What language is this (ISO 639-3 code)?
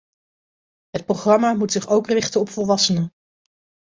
nld